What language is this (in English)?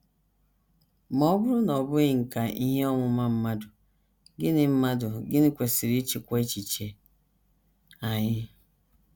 Igbo